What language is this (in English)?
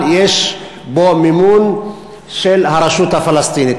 Hebrew